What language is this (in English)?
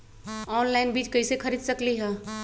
Magahi